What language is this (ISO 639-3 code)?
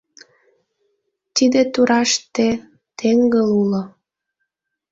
chm